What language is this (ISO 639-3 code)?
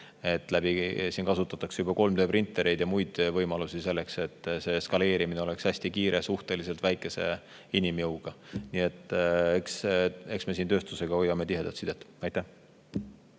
est